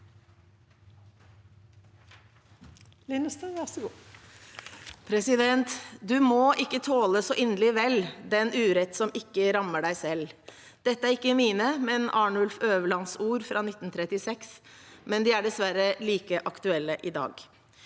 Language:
Norwegian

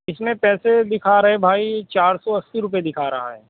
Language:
Urdu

